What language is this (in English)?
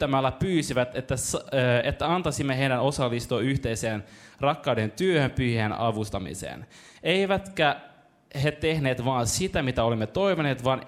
Finnish